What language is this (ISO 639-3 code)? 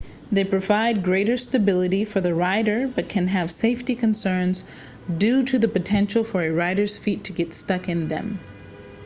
eng